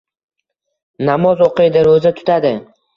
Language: Uzbek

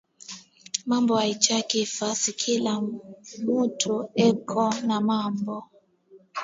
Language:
Swahili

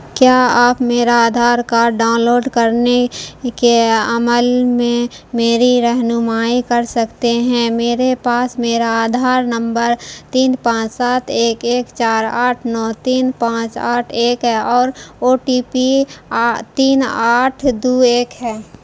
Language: Urdu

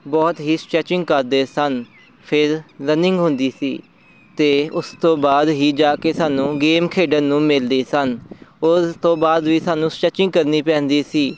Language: Punjabi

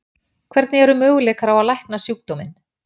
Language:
Icelandic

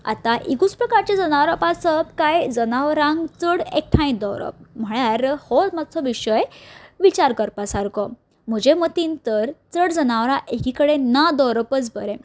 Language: Konkani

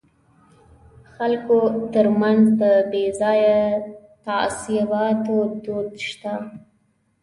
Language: Pashto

